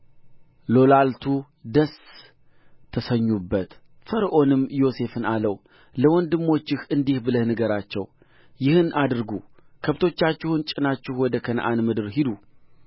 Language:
Amharic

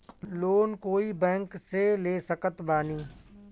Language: Bhojpuri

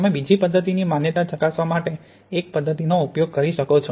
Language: Gujarati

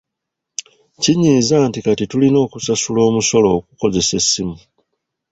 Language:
Ganda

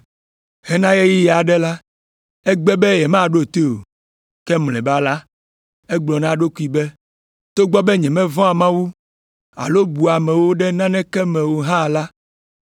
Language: Ewe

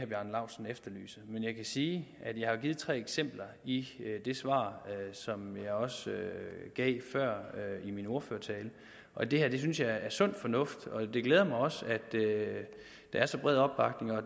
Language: Danish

